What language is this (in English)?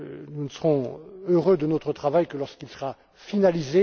French